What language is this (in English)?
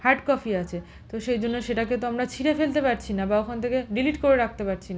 Bangla